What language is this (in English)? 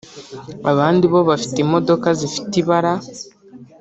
Kinyarwanda